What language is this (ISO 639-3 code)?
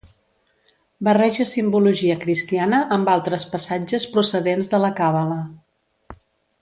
cat